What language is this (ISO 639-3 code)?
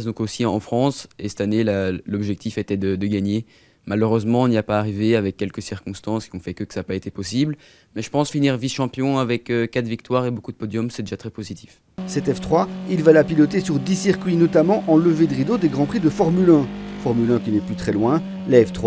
fra